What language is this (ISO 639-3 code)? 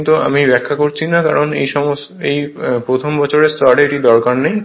ben